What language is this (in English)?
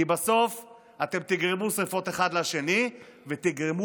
Hebrew